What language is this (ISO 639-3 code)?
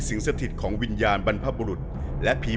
tha